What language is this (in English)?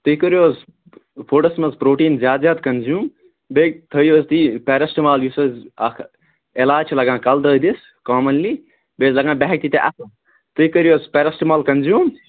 Kashmiri